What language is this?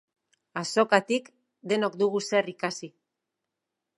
Basque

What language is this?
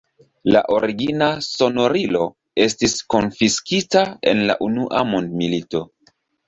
Esperanto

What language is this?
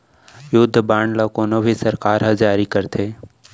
Chhattisgarhi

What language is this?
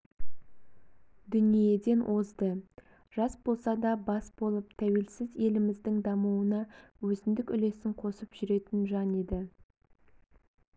Kazakh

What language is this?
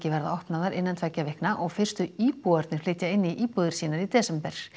Icelandic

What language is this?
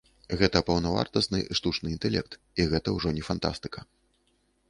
Belarusian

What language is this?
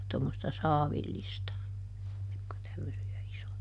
Finnish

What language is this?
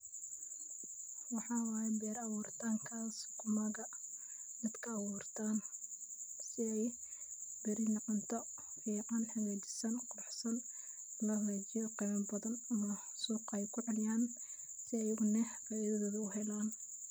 Somali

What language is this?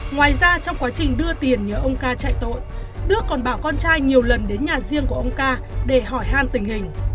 Vietnamese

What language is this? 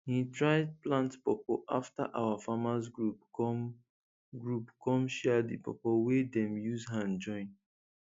Nigerian Pidgin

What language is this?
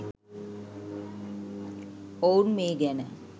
Sinhala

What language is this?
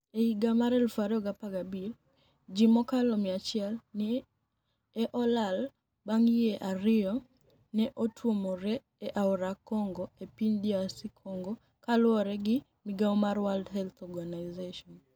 Luo (Kenya and Tanzania)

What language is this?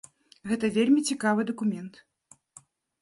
Belarusian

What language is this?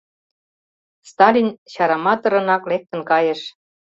Mari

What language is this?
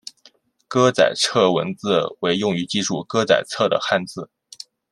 Chinese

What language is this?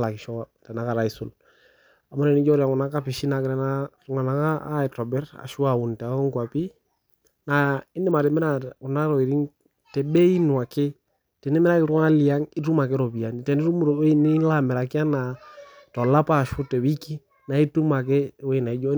Masai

